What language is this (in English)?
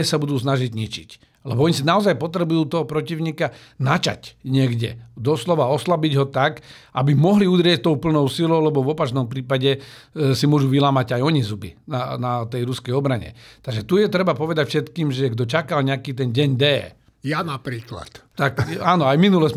Slovak